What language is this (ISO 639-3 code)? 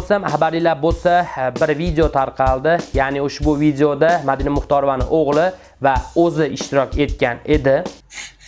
rus